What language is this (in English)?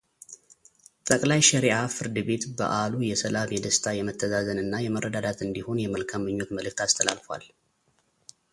Amharic